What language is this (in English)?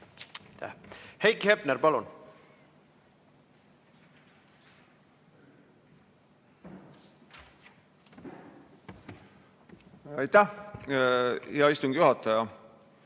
Estonian